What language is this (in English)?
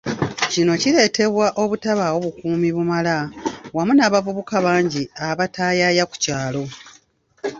Ganda